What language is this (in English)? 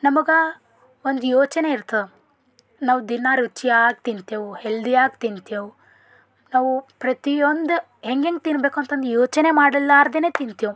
Kannada